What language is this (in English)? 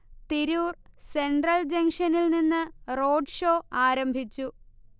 Malayalam